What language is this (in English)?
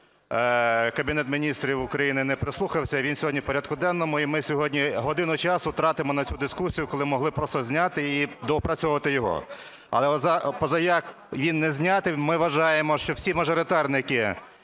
Ukrainian